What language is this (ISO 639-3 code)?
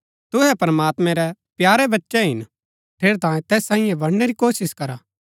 gbk